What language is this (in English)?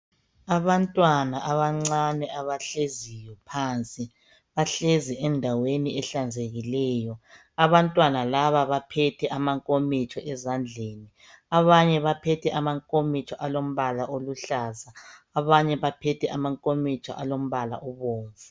North Ndebele